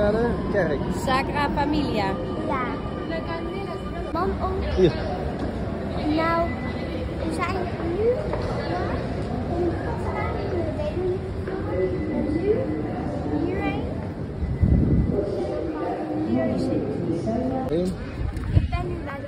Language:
Dutch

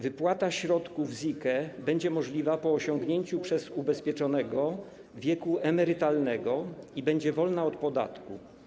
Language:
Polish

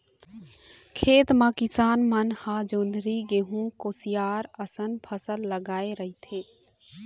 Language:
Chhattisgarhi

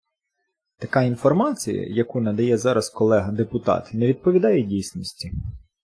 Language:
Ukrainian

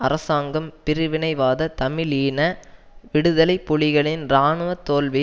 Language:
Tamil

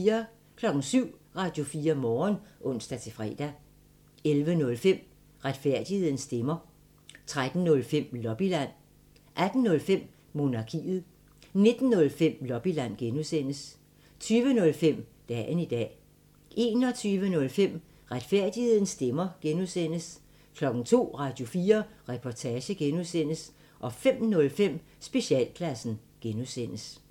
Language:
Danish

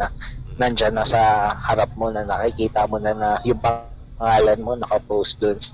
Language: Filipino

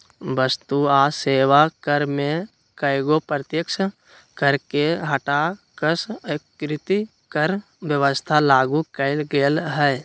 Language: Magahi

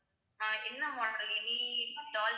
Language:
Tamil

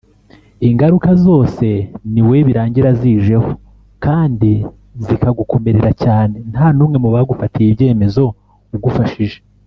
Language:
Kinyarwanda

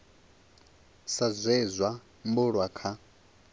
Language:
Venda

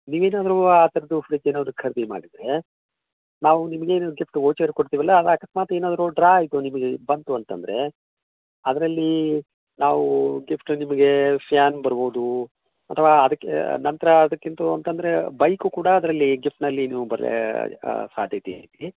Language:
Kannada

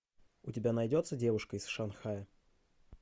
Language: Russian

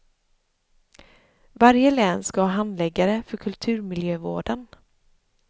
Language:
Swedish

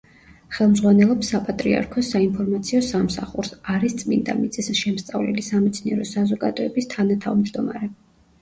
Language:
Georgian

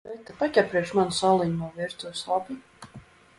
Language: Latvian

